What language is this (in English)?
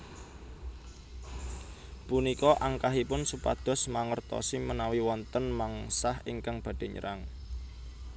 Javanese